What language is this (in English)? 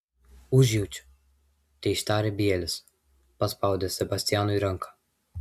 Lithuanian